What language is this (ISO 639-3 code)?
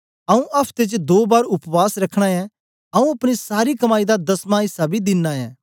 doi